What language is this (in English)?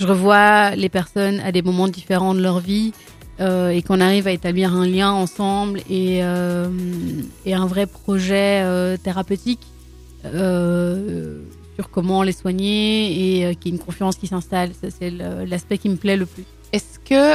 French